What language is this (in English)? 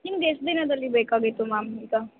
Kannada